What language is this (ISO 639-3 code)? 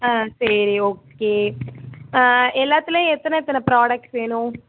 tam